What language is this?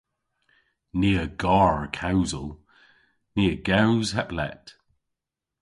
Cornish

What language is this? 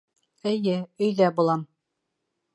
Bashkir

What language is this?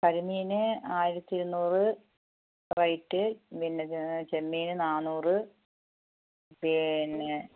Malayalam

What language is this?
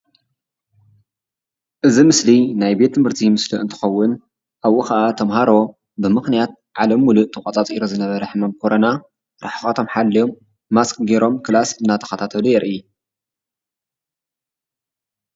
Tigrinya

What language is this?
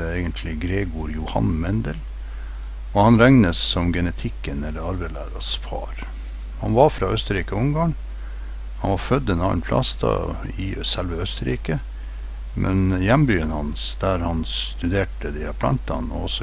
Norwegian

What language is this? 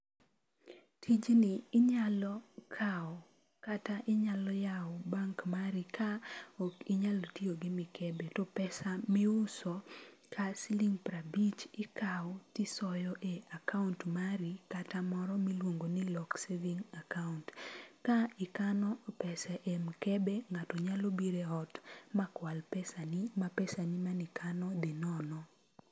Luo (Kenya and Tanzania)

